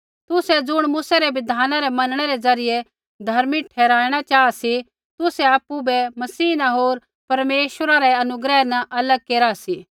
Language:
Kullu Pahari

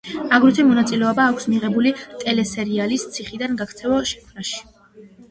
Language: Georgian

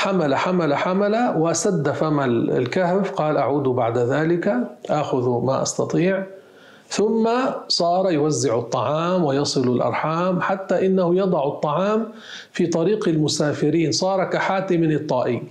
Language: Arabic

